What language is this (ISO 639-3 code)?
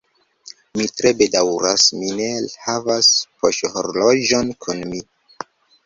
epo